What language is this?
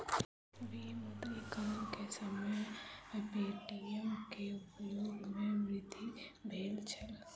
Maithili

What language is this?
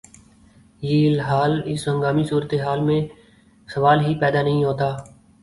Urdu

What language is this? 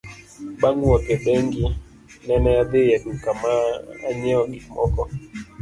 Luo (Kenya and Tanzania)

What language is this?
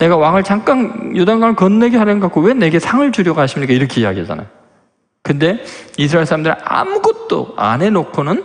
Korean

